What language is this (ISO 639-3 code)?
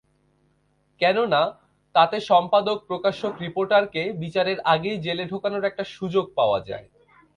ben